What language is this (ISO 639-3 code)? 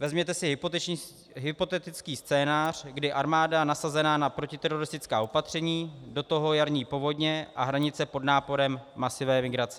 ces